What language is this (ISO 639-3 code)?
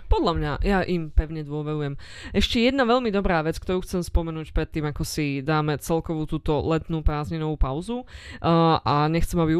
slk